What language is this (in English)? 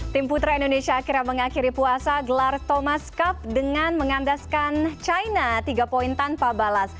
Indonesian